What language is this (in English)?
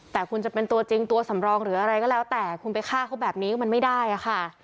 Thai